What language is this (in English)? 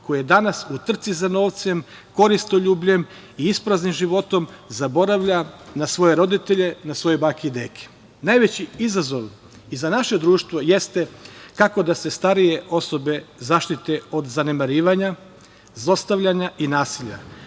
Serbian